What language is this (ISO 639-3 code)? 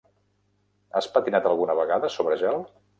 cat